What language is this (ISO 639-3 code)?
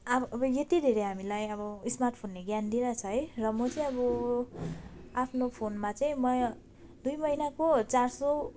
nep